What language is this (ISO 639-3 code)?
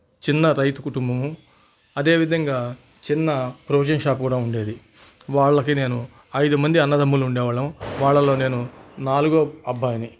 tel